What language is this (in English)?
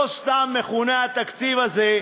Hebrew